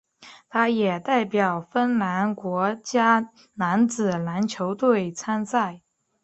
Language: Chinese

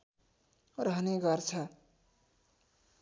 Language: Nepali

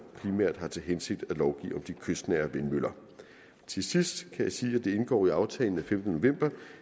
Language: Danish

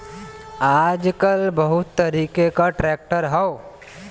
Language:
Bhojpuri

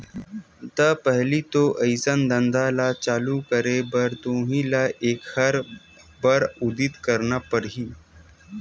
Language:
Chhattisgarhi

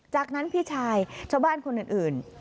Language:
Thai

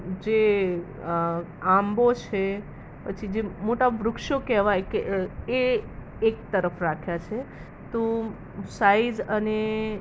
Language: Gujarati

